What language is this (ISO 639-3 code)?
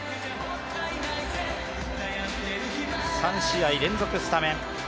jpn